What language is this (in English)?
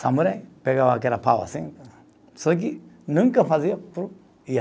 Portuguese